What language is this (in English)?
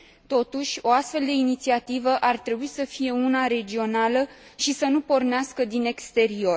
Romanian